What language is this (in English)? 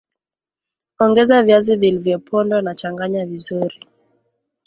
Swahili